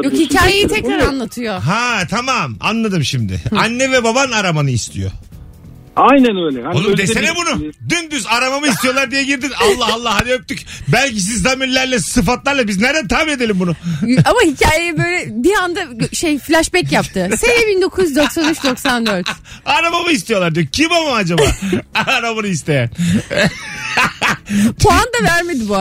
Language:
Turkish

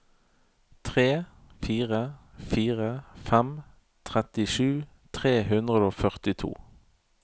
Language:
Norwegian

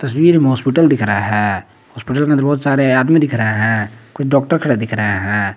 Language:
Hindi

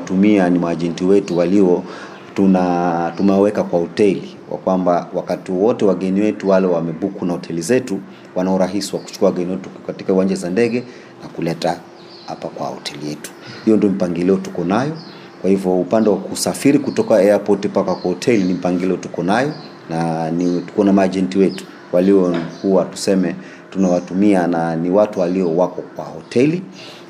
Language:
Swahili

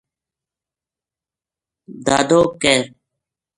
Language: Gujari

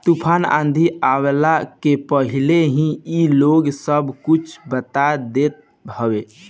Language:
Bhojpuri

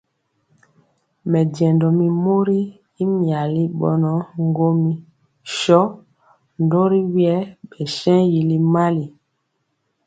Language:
Mpiemo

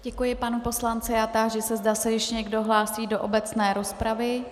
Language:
Czech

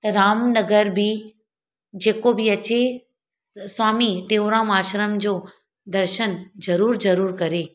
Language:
Sindhi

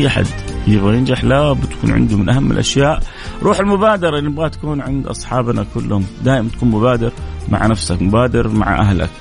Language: Arabic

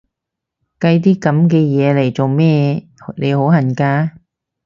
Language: Cantonese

